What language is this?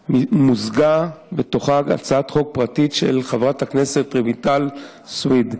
Hebrew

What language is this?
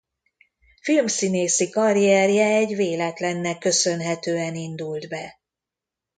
Hungarian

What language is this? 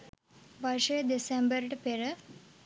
Sinhala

